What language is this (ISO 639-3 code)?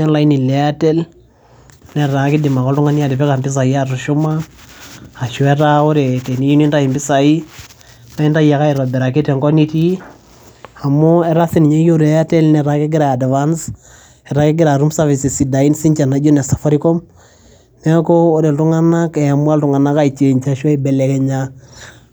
mas